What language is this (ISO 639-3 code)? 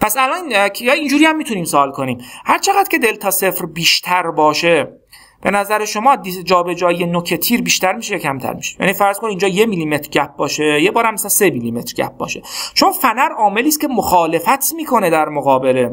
fas